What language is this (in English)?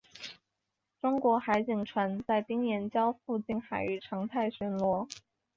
Chinese